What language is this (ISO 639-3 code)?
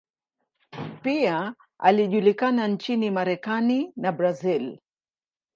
swa